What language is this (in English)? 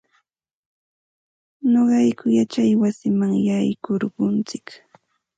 Santa Ana de Tusi Pasco Quechua